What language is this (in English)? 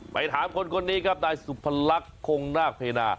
Thai